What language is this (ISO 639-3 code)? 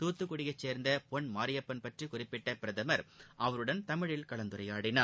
tam